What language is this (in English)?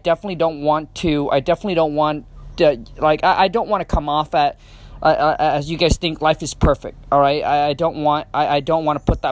English